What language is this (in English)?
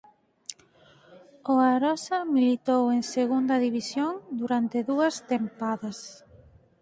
Galician